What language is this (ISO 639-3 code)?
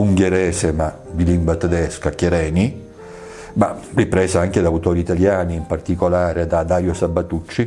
ita